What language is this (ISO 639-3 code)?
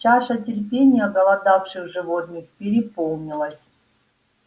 rus